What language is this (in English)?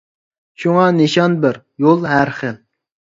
Uyghur